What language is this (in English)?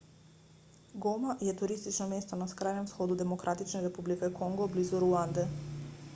Slovenian